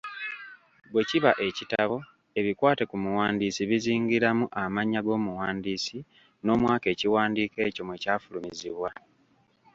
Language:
Ganda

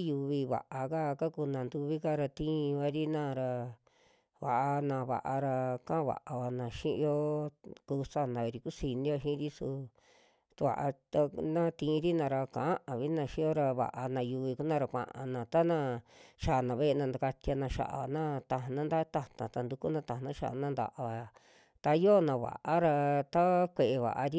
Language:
Western Juxtlahuaca Mixtec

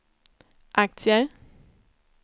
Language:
Swedish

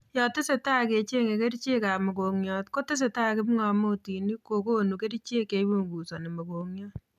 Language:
Kalenjin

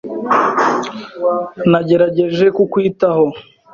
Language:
Kinyarwanda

